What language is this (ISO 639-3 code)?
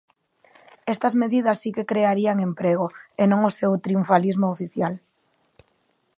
glg